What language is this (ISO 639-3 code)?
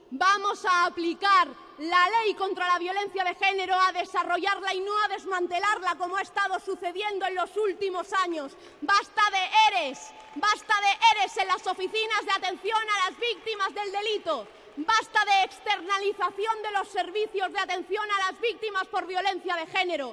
spa